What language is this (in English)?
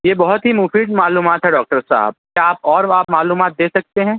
Urdu